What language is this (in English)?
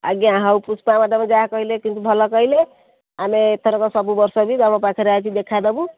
Odia